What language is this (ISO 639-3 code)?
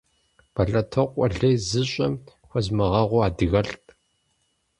kbd